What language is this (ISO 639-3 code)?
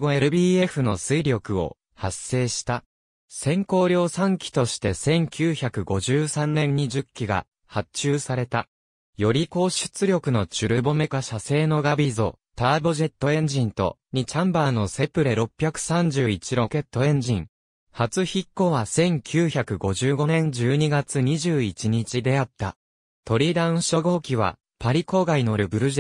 jpn